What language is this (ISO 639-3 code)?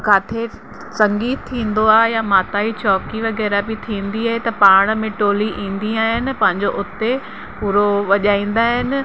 snd